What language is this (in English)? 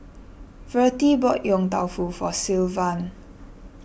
English